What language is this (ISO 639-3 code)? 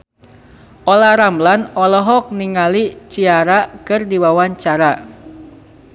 sun